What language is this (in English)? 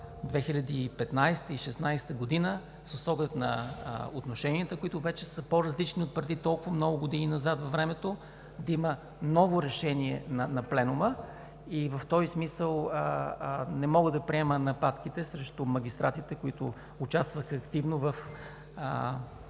Bulgarian